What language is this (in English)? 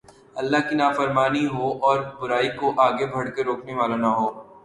Urdu